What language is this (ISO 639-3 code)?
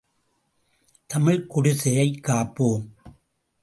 tam